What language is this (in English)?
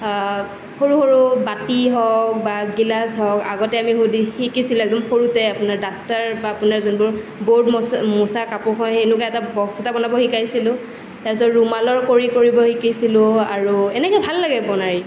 Assamese